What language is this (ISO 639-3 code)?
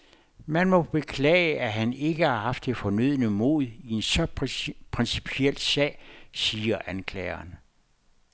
dan